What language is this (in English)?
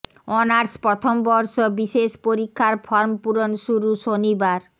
Bangla